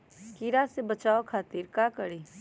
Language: Magahi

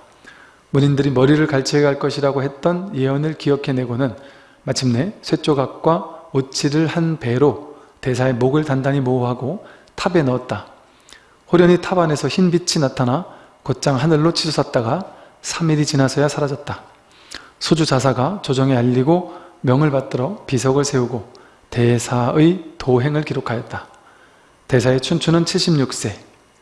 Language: Korean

